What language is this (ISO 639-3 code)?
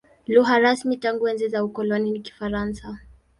swa